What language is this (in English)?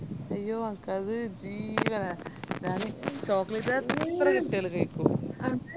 Malayalam